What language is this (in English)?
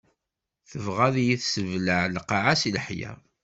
Kabyle